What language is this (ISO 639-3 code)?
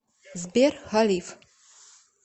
rus